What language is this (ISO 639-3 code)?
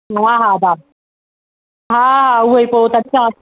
snd